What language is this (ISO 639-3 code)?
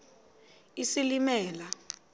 xho